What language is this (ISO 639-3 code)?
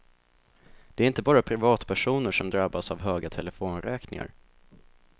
swe